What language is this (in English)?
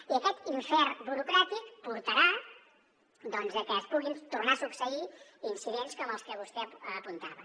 Catalan